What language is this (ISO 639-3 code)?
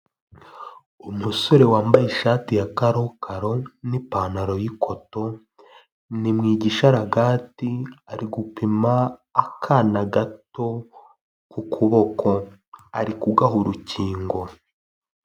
kin